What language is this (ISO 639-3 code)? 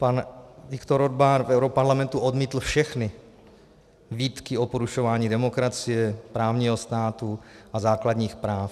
ces